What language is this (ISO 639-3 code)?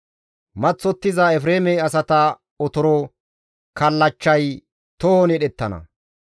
gmv